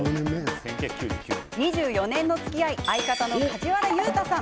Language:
Japanese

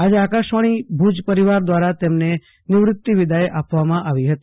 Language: Gujarati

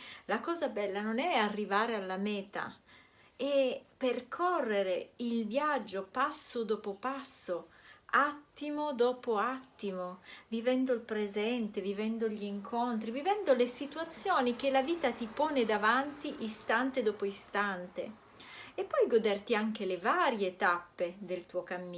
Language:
Italian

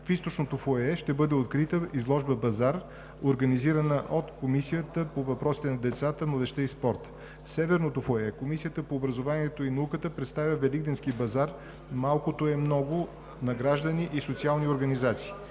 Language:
Bulgarian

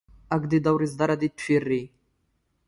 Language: Standard Moroccan Tamazight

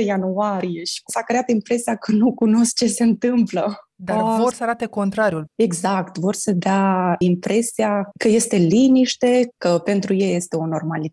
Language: Romanian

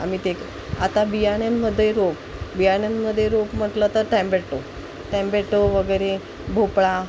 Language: Marathi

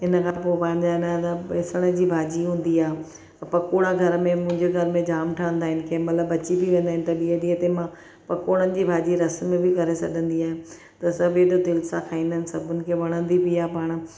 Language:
Sindhi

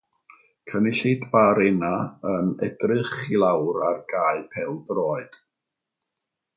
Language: Welsh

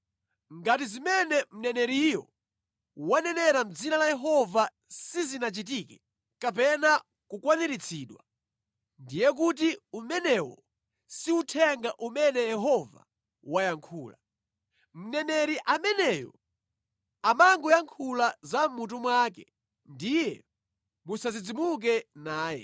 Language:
Nyanja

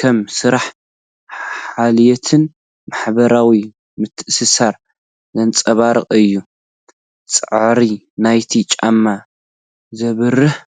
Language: Tigrinya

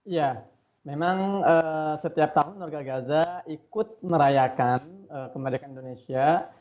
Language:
Indonesian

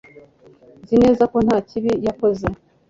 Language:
Kinyarwanda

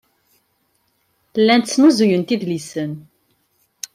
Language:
Kabyle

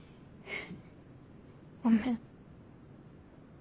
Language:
Japanese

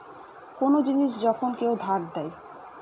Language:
Bangla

